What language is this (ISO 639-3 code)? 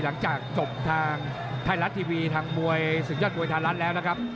tha